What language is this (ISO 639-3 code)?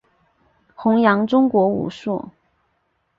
zho